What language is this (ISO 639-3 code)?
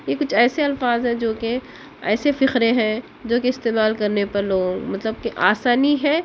urd